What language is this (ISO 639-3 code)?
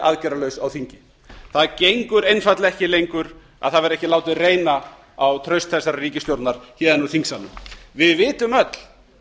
isl